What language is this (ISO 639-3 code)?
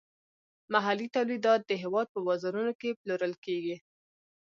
pus